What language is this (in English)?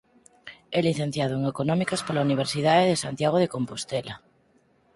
Galician